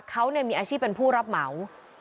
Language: Thai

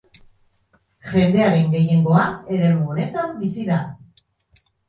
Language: Basque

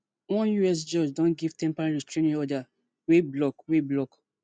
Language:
Nigerian Pidgin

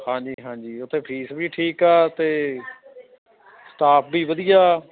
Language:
Punjabi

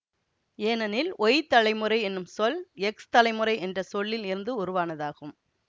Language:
Tamil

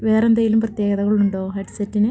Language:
Malayalam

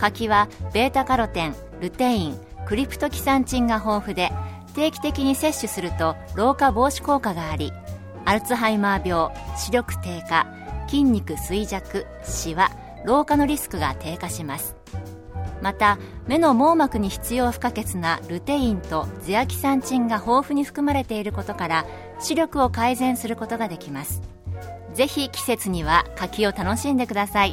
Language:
Japanese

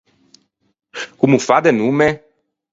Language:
Ligurian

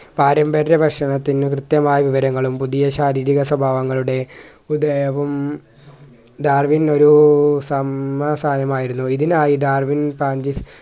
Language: Malayalam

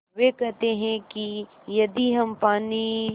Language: Hindi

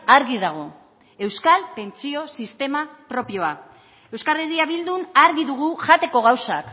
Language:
Basque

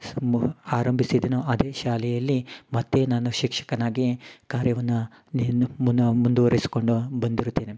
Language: Kannada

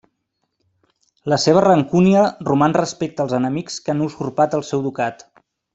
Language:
Catalan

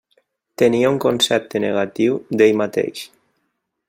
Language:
Catalan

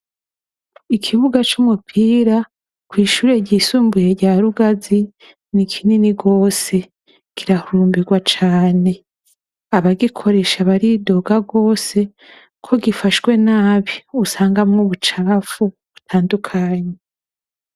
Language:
Rundi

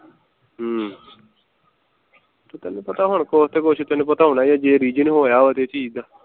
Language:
Punjabi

